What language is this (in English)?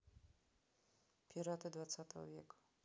Russian